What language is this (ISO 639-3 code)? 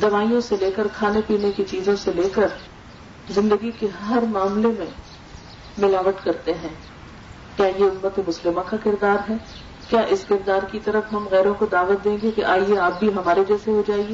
urd